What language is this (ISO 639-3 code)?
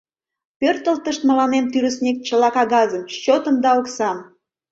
chm